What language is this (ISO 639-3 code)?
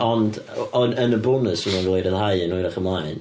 cym